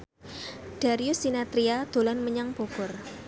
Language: Javanese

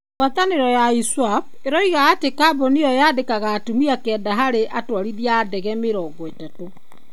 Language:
Kikuyu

